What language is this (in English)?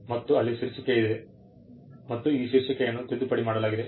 Kannada